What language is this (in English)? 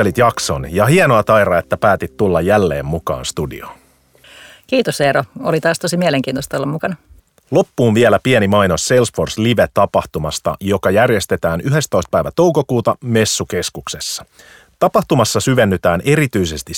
Finnish